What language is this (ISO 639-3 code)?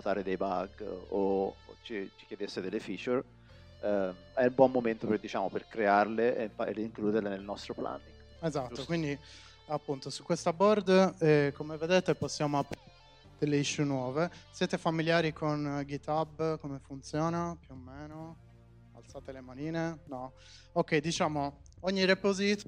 ita